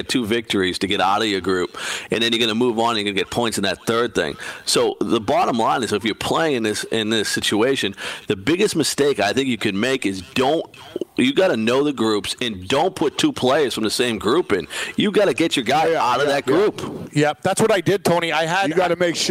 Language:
English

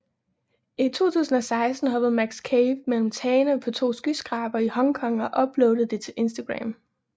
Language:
Danish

